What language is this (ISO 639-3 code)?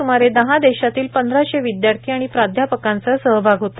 mar